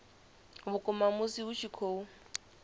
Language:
Venda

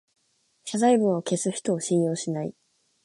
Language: Japanese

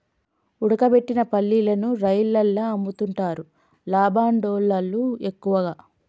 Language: Telugu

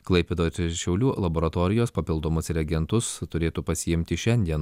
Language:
Lithuanian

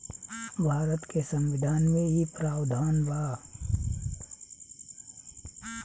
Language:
Bhojpuri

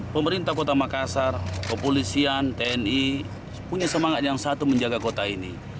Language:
Indonesian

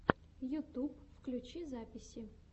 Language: Russian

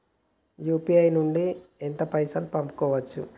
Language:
Telugu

